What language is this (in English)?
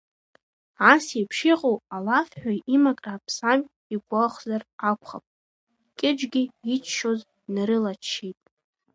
Abkhazian